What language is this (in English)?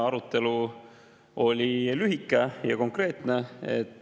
Estonian